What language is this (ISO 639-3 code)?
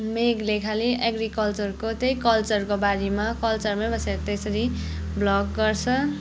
nep